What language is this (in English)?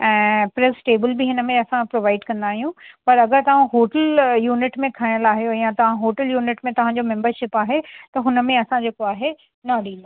Sindhi